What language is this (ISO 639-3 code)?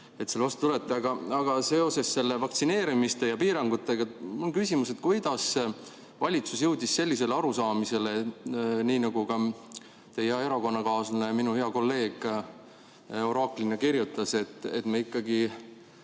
est